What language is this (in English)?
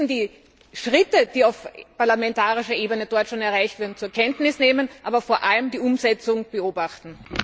German